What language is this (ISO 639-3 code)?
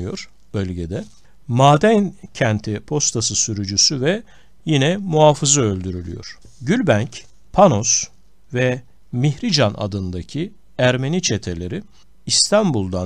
tur